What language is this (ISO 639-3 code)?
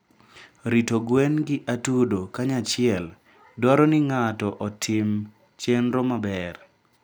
luo